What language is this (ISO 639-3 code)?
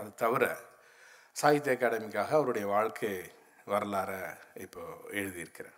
tam